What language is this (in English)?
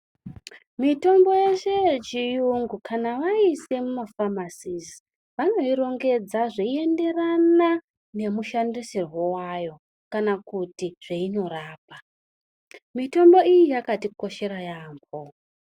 Ndau